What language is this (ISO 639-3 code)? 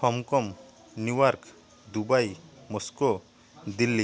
ori